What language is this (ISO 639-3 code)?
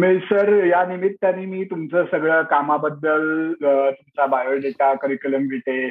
mar